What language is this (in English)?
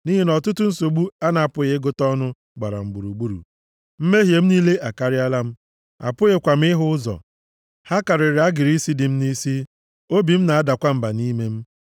Igbo